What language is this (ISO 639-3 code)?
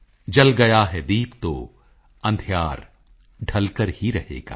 pan